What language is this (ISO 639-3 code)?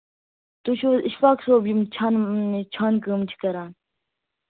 kas